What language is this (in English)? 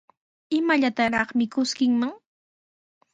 Sihuas Ancash Quechua